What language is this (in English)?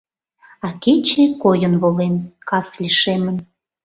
Mari